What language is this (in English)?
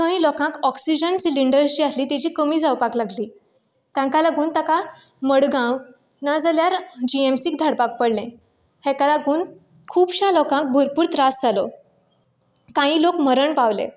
Konkani